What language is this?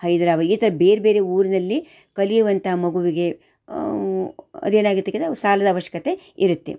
Kannada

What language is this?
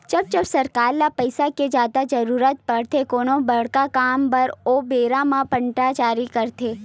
Chhattisgarhi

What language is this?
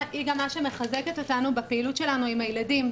Hebrew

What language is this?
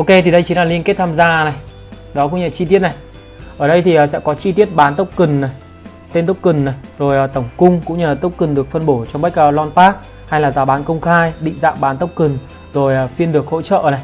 Vietnamese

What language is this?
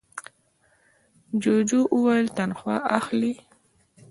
Pashto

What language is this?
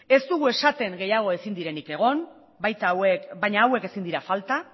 Basque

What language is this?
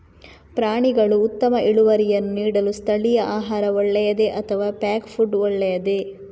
Kannada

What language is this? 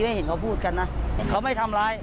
Thai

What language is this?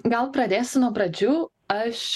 Lithuanian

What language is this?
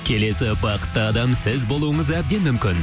Kazakh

